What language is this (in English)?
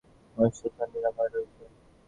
Bangla